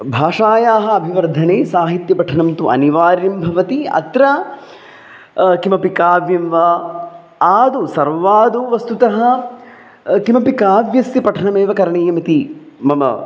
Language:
Sanskrit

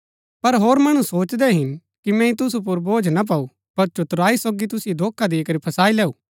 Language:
Gaddi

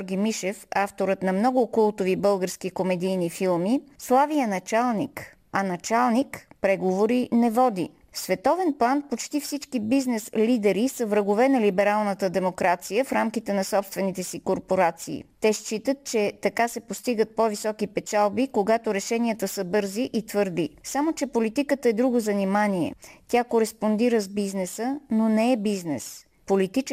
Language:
Bulgarian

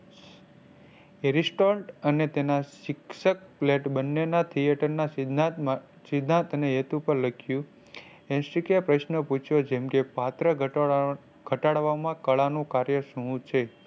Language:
Gujarati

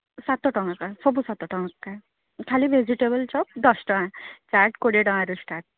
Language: Odia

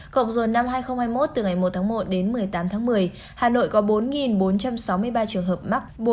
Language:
Vietnamese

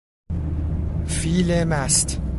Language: Persian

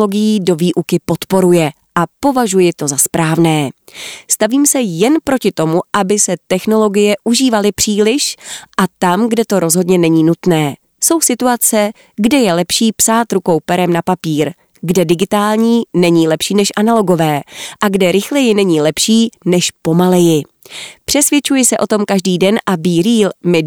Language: Czech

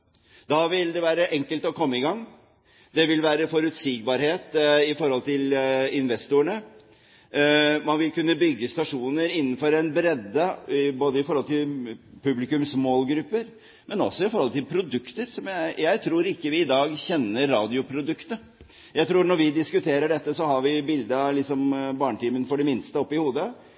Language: Norwegian Bokmål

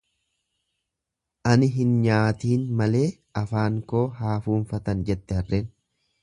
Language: Oromo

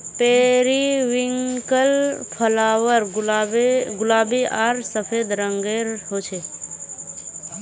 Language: Magahi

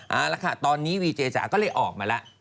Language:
Thai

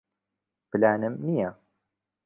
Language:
Central Kurdish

